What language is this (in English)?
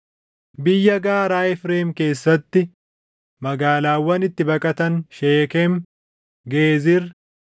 Oromo